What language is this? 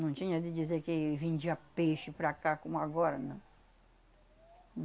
Portuguese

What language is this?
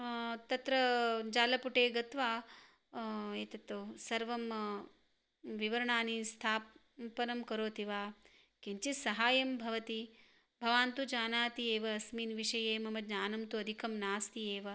Sanskrit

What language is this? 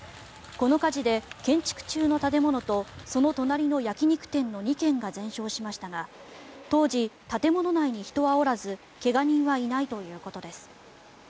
Japanese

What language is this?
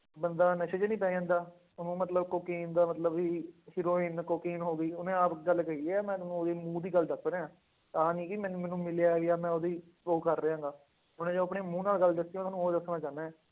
Punjabi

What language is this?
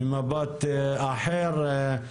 Hebrew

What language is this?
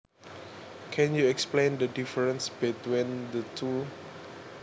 Javanese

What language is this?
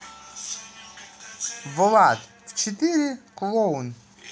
Russian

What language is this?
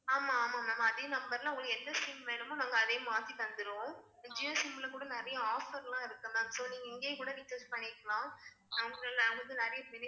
Tamil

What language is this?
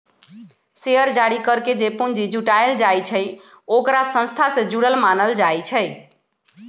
Magahi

